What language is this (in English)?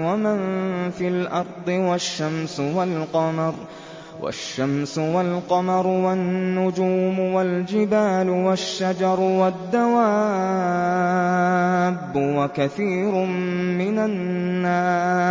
Arabic